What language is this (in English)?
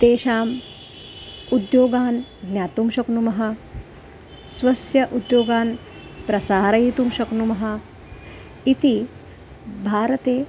Sanskrit